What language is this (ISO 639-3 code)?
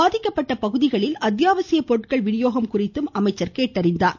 tam